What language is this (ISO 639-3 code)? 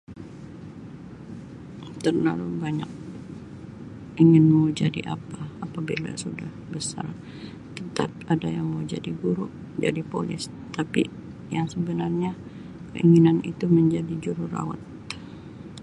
msi